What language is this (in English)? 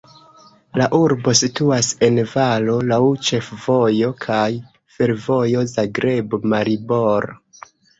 Esperanto